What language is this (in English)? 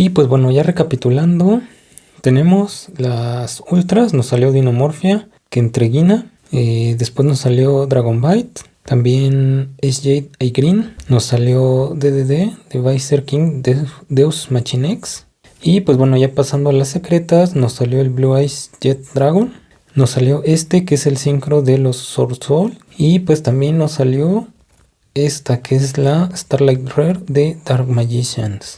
Spanish